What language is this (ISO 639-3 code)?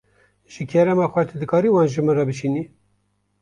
kur